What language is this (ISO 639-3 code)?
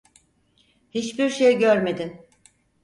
tur